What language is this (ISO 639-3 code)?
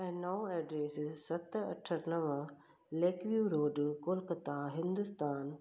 snd